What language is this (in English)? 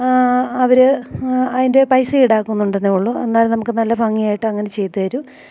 Malayalam